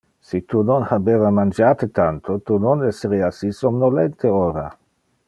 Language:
Interlingua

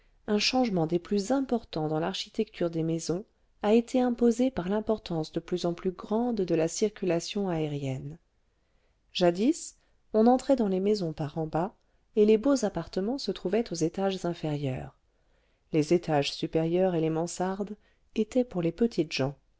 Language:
French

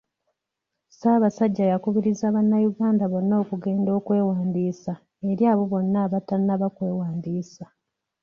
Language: Ganda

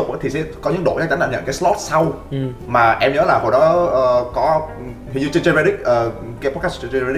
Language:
Vietnamese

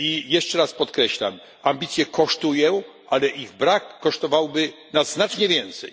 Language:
Polish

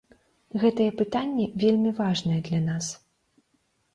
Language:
Belarusian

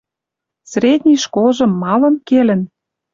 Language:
Western Mari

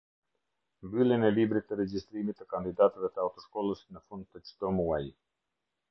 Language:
Albanian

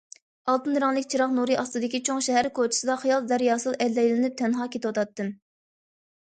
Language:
Uyghur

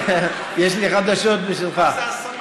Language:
Hebrew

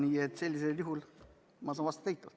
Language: Estonian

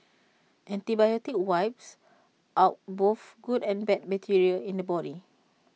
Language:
English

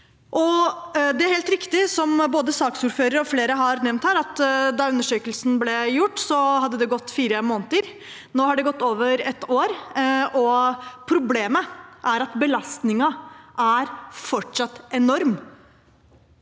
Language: Norwegian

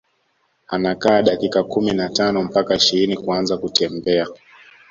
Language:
Swahili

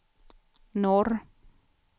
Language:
Swedish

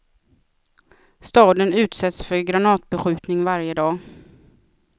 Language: Swedish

